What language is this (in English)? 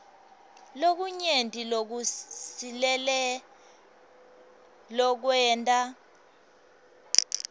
Swati